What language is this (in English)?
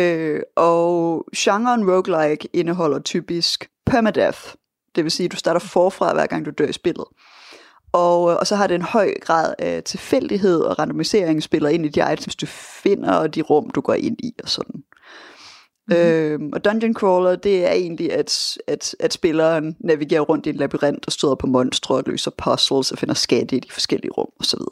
Danish